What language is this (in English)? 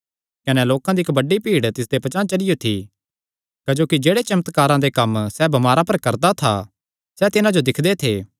Kangri